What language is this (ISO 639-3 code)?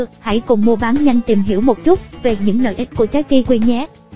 vie